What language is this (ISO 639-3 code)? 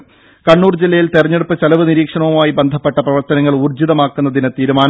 mal